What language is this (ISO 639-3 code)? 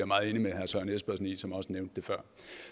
dan